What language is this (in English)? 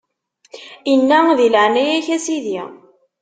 Kabyle